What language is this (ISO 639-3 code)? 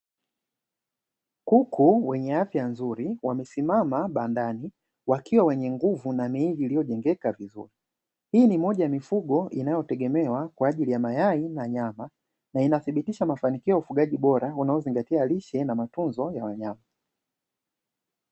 swa